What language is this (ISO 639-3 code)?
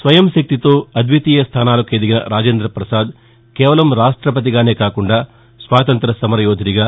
tel